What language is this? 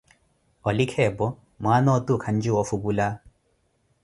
Koti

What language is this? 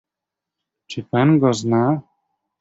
Polish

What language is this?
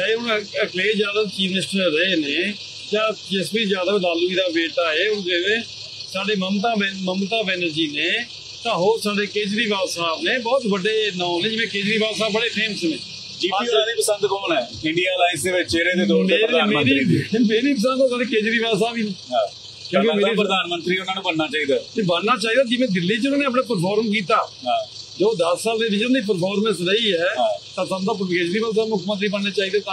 Punjabi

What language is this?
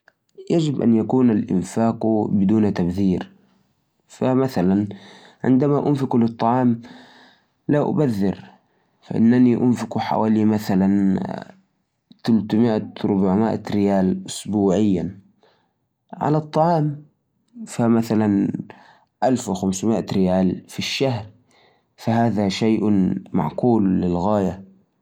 Najdi Arabic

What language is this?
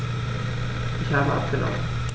German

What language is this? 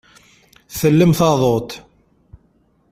Kabyle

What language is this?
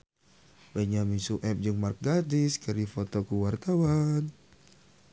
Sundanese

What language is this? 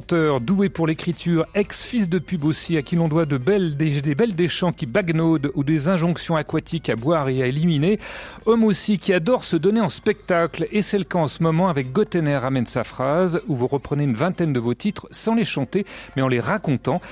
French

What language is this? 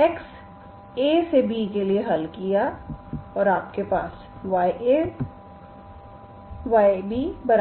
Hindi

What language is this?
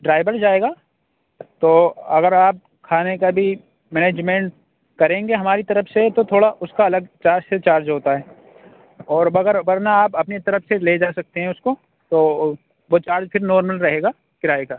Urdu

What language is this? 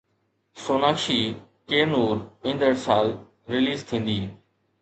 Sindhi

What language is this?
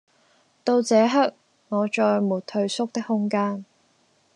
Cantonese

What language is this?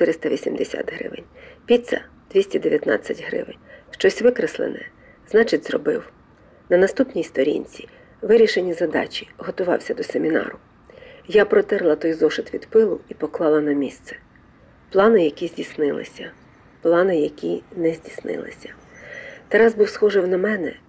Ukrainian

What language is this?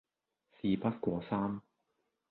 Cantonese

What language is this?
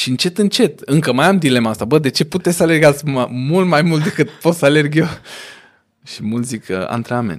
Romanian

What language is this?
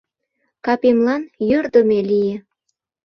Mari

